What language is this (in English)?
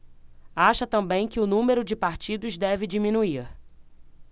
Portuguese